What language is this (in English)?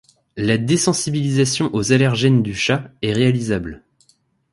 French